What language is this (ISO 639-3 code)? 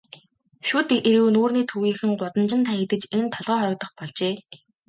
mon